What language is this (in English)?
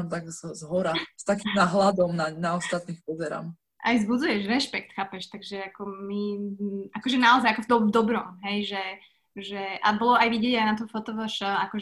Slovak